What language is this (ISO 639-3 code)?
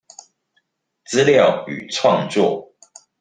zho